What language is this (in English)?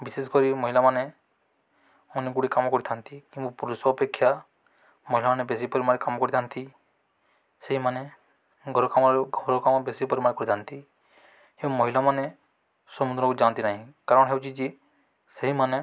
Odia